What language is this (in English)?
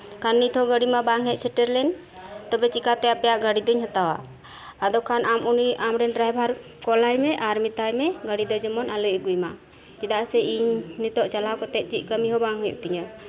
Santali